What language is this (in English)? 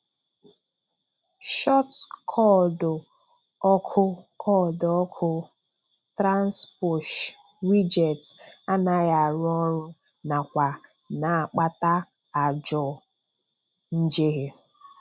Igbo